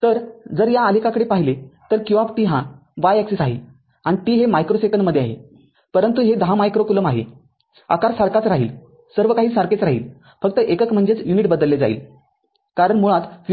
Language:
Marathi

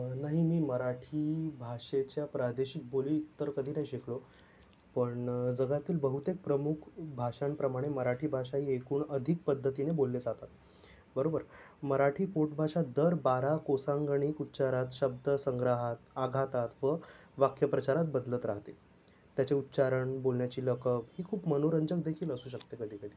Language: Marathi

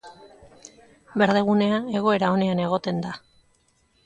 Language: Basque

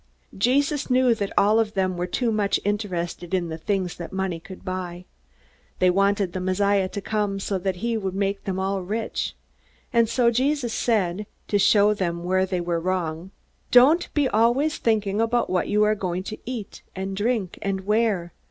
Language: English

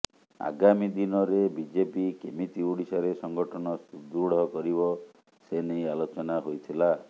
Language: Odia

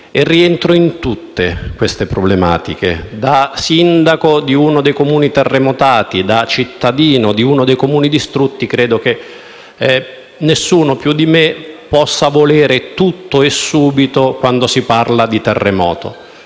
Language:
Italian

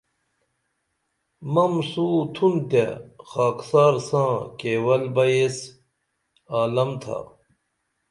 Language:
Dameli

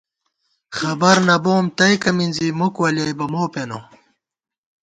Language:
Gawar-Bati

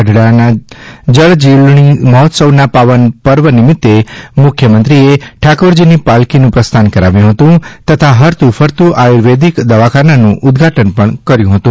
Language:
Gujarati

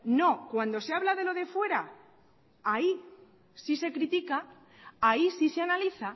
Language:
Spanish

